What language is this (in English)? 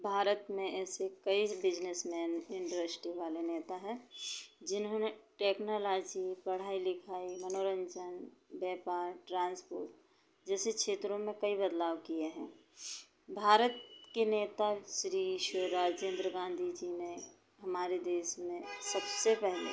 Hindi